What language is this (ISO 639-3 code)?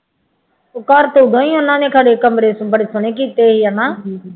pan